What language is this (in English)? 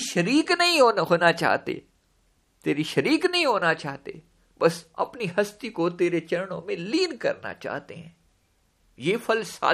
Hindi